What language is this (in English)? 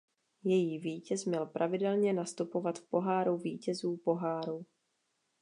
Czech